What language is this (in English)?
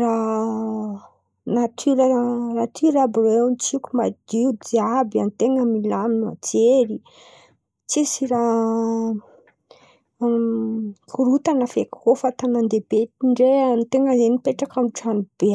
Antankarana Malagasy